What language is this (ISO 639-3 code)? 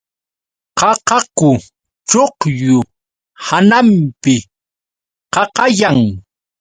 qux